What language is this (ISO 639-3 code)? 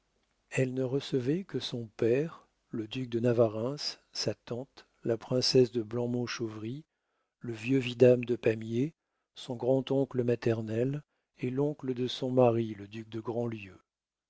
fra